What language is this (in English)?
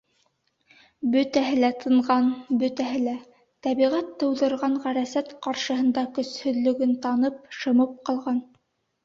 Bashkir